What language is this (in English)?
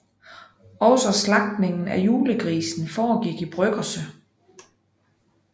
Danish